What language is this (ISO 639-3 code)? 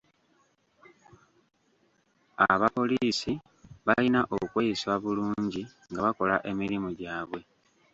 lug